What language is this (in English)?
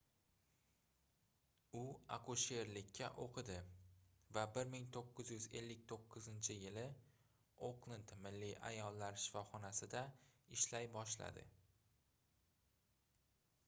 Uzbek